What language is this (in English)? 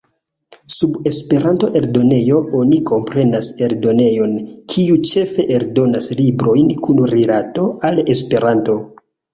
Esperanto